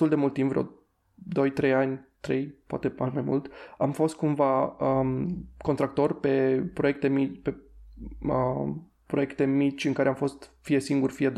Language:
Romanian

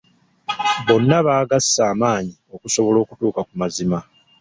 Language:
Ganda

